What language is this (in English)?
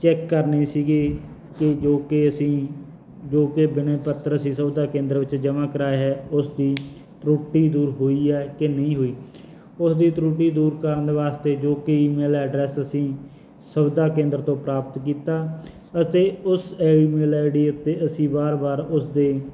Punjabi